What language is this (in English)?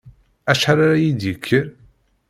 Kabyle